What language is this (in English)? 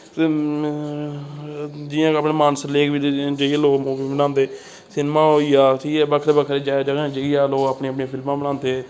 Dogri